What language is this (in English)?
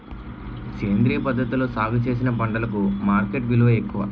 Telugu